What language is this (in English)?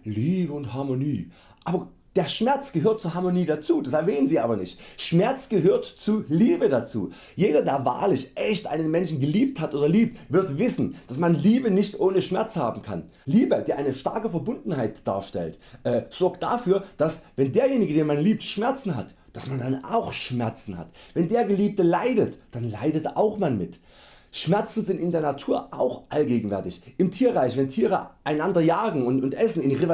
German